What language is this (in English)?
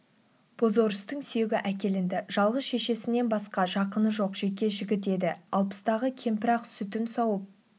Kazakh